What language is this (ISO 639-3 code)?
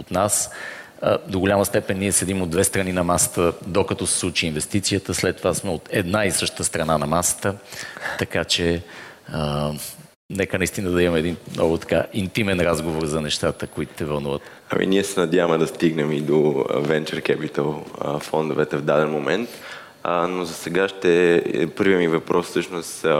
bul